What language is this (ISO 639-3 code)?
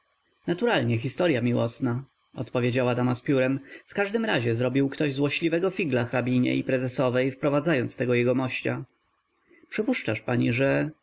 pol